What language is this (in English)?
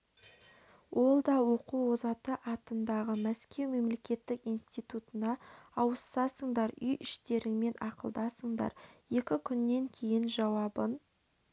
Kazakh